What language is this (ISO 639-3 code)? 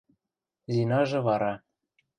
mrj